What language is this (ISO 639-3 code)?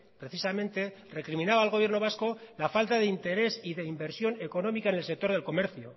spa